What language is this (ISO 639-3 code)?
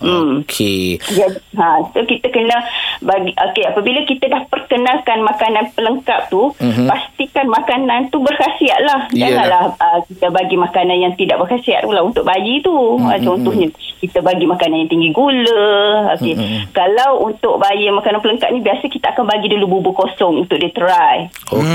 msa